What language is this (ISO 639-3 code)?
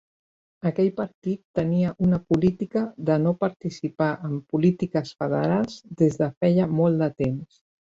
cat